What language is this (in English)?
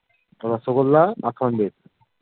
Bangla